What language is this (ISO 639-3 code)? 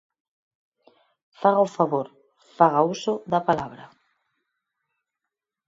glg